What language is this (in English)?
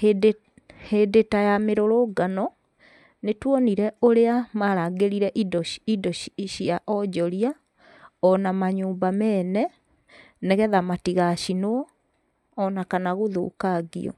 Kikuyu